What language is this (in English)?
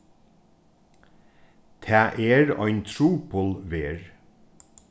Faroese